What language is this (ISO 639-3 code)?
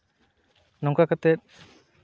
sat